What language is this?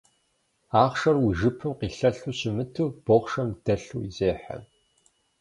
Kabardian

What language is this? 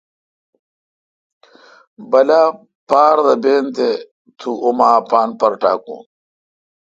Kalkoti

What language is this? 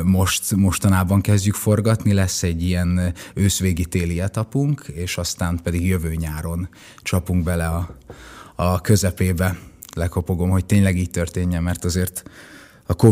Hungarian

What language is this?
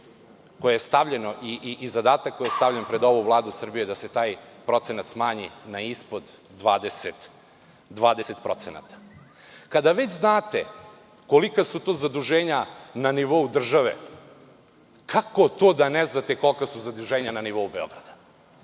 Serbian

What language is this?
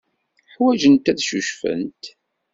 Kabyle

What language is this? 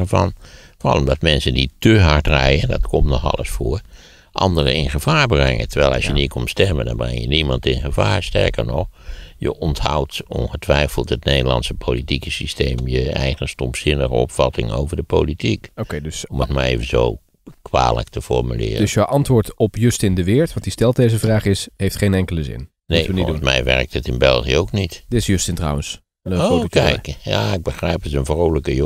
Dutch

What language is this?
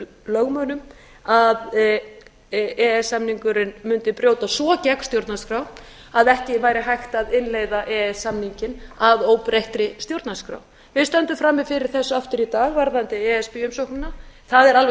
Icelandic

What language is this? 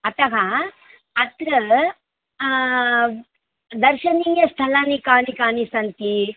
Sanskrit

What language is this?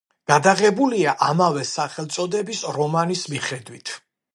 Georgian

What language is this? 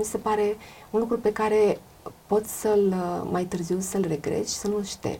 Romanian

